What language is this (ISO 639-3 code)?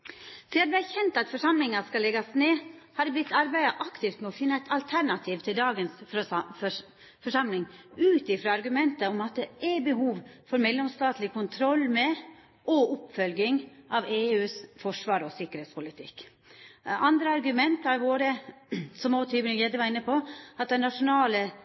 nno